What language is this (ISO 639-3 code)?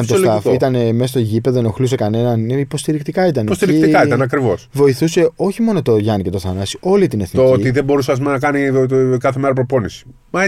ell